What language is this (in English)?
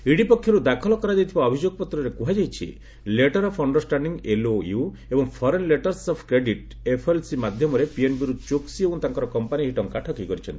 Odia